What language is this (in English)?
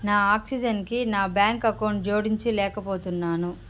Telugu